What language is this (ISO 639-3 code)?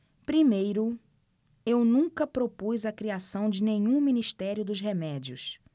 por